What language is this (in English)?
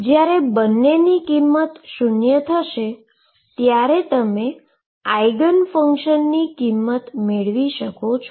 Gujarati